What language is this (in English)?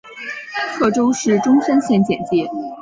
Chinese